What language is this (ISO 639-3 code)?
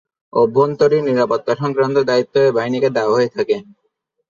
ben